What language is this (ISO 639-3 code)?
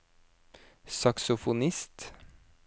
nor